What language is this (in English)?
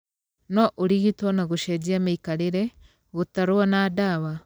Kikuyu